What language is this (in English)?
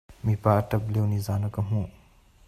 Hakha Chin